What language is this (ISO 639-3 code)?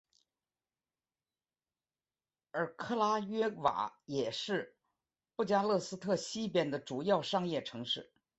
zho